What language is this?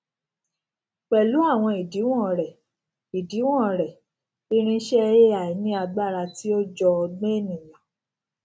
Yoruba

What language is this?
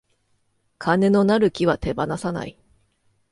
Japanese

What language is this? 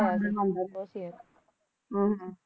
Punjabi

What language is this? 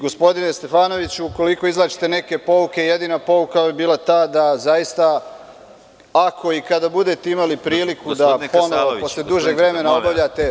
Serbian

